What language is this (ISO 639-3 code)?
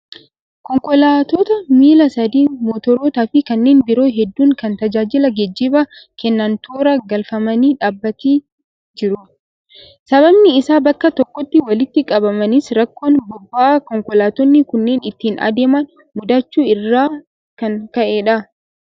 orm